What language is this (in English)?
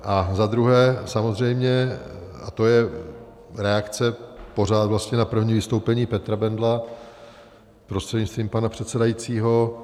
Czech